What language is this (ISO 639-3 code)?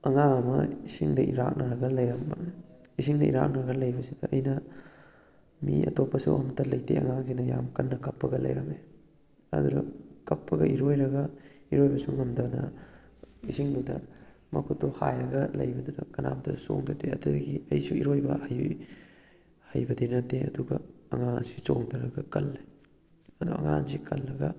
mni